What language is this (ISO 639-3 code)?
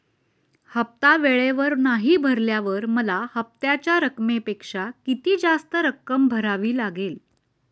mar